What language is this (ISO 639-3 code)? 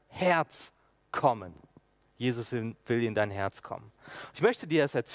deu